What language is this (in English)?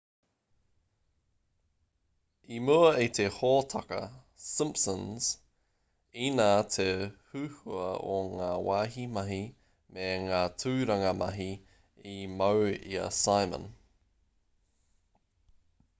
Māori